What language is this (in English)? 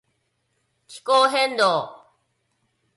Japanese